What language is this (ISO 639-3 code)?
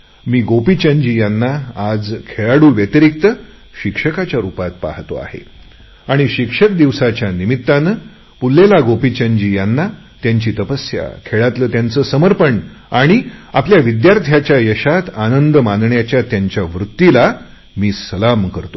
mar